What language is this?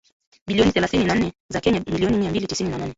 Swahili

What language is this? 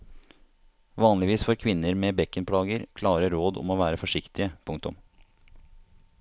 Norwegian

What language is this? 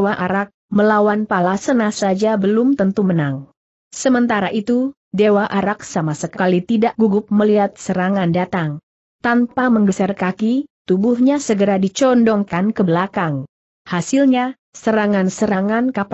Indonesian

